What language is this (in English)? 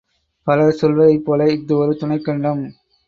Tamil